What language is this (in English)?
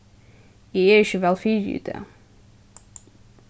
Faroese